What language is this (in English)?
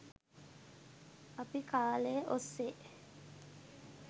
Sinhala